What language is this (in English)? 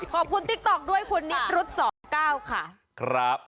Thai